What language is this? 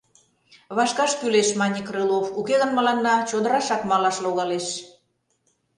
Mari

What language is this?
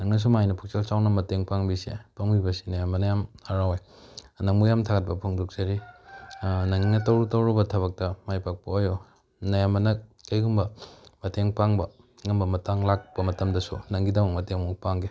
Manipuri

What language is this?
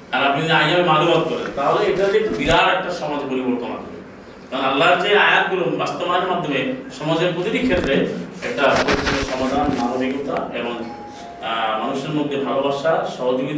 Bangla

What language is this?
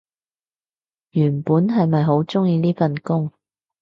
Cantonese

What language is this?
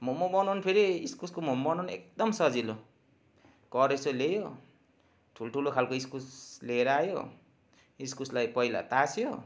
Nepali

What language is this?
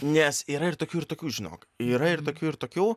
Lithuanian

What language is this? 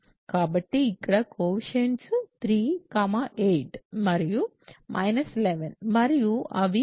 Telugu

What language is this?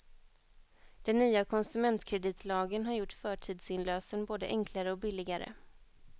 Swedish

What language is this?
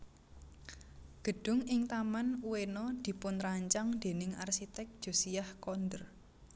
Javanese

